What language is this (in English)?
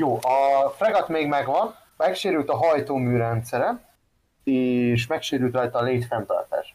Hungarian